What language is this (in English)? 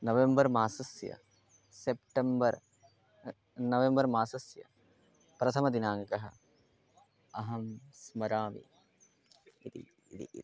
Sanskrit